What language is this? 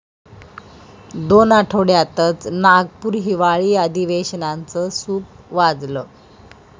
Marathi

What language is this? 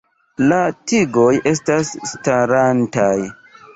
Esperanto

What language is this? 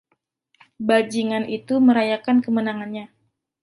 Indonesian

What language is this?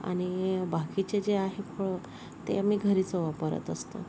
Marathi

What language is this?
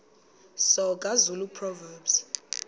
Xhosa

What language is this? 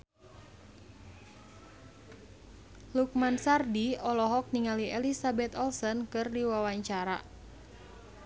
Sundanese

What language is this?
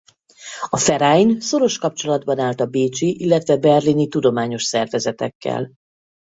Hungarian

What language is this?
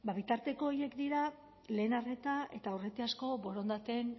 Basque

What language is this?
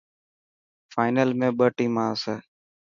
Dhatki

